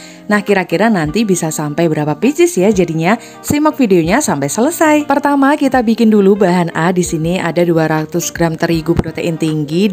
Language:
Indonesian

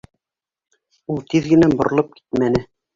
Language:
Bashkir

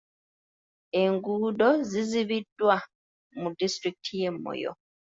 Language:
Ganda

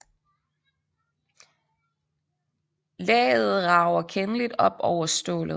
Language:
Danish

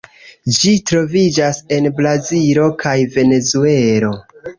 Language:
Esperanto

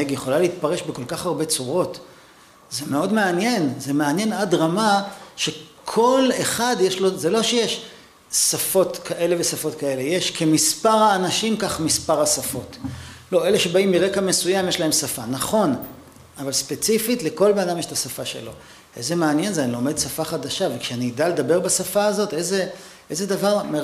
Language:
Hebrew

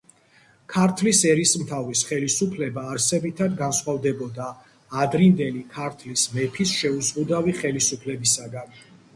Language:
Georgian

